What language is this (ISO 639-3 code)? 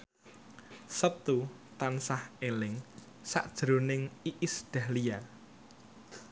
jav